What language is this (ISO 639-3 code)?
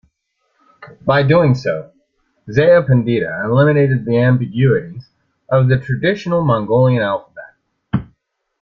eng